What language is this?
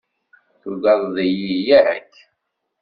Kabyle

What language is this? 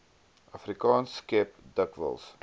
Afrikaans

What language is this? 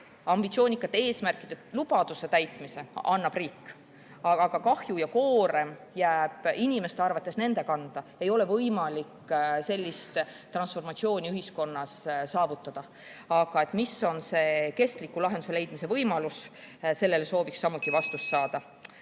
Estonian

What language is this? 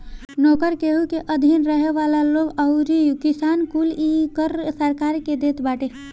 Bhojpuri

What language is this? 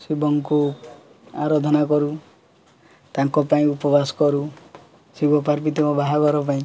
Odia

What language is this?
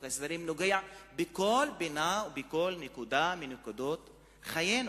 Hebrew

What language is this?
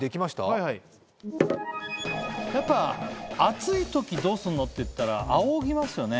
Japanese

